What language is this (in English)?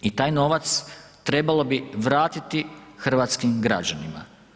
Croatian